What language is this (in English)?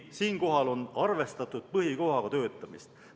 Estonian